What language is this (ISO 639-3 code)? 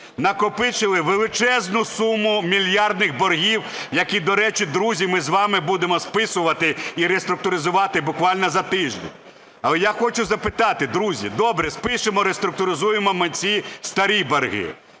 ukr